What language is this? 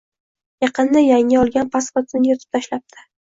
Uzbek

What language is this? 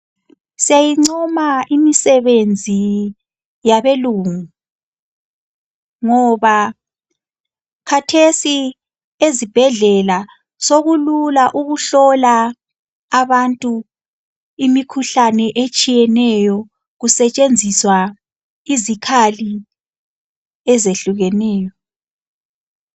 North Ndebele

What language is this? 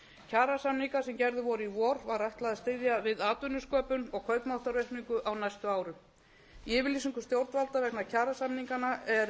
Icelandic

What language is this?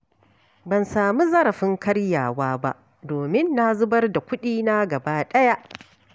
Hausa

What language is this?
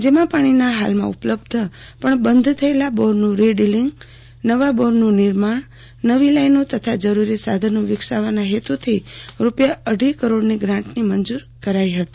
Gujarati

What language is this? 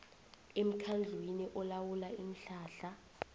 South Ndebele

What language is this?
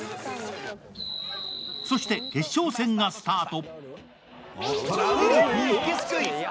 Japanese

